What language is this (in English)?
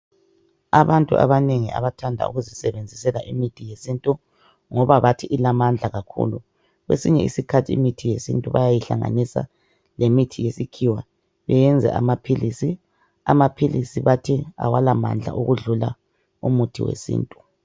North Ndebele